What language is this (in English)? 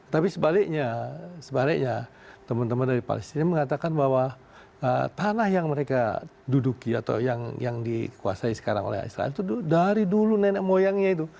Indonesian